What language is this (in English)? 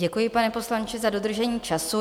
Czech